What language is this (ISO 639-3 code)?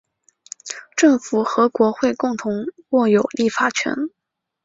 zho